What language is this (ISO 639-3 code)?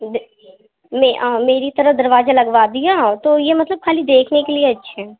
urd